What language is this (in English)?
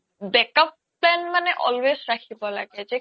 Assamese